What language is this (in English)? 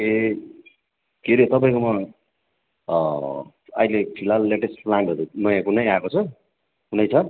Nepali